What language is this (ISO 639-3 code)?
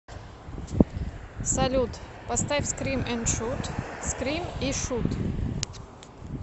rus